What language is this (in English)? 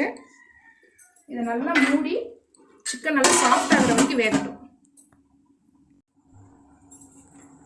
English